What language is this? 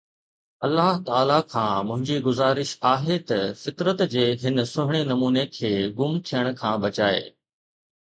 Sindhi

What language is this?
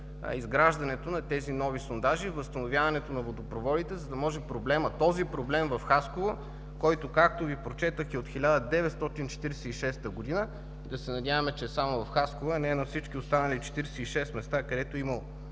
Bulgarian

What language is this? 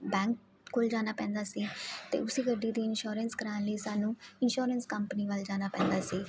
Punjabi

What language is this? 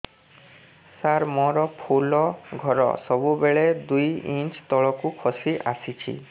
Odia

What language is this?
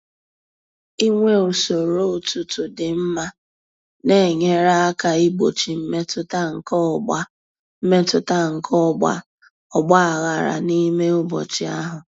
Igbo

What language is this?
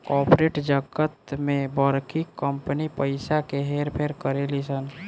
Bhojpuri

